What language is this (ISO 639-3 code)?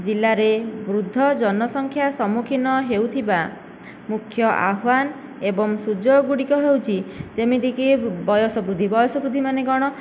ori